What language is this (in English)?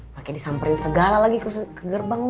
Indonesian